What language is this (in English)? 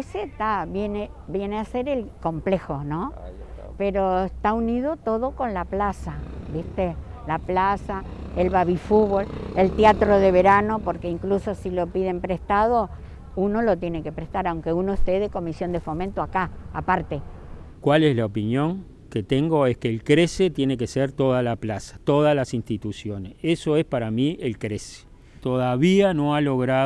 Spanish